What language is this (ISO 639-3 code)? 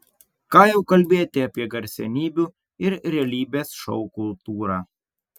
lit